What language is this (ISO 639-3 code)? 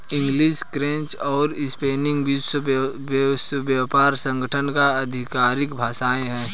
hin